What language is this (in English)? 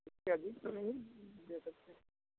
Hindi